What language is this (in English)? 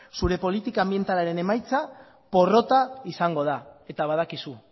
Basque